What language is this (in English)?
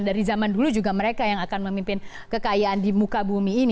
Indonesian